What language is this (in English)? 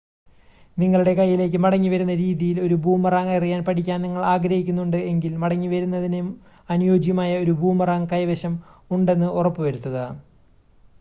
Malayalam